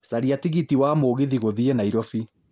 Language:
Kikuyu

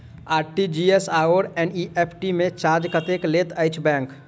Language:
Maithili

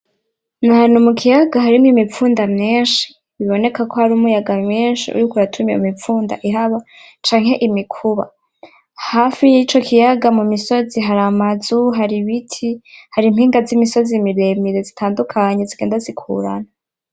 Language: Rundi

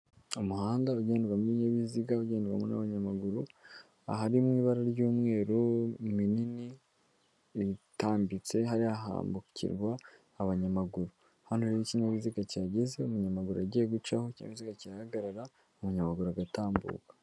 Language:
Kinyarwanda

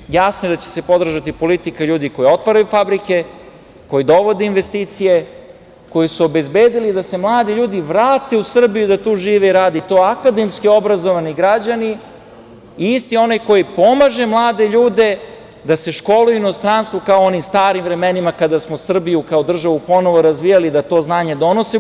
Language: Serbian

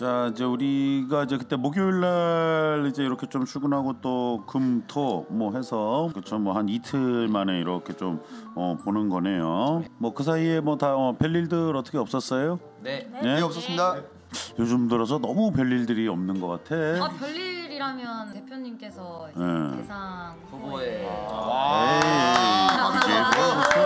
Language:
Korean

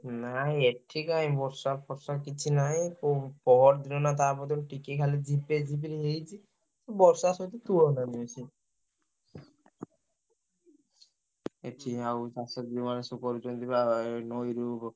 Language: Odia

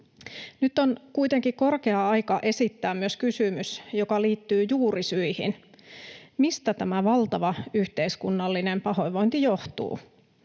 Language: Finnish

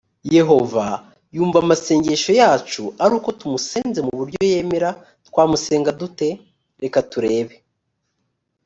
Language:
Kinyarwanda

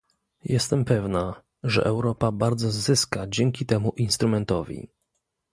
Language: Polish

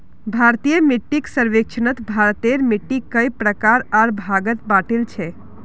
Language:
Magahi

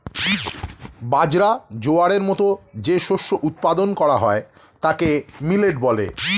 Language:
Bangla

